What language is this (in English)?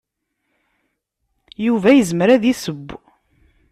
Kabyle